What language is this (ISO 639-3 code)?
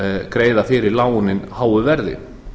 isl